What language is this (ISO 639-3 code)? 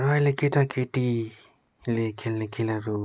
nep